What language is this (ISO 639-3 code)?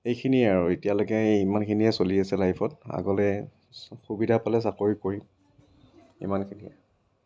asm